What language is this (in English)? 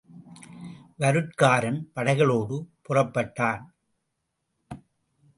Tamil